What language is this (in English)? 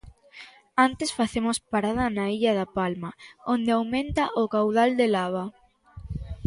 Galician